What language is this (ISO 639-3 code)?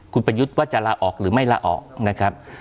tha